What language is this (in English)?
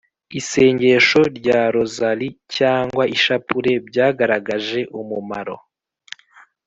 Kinyarwanda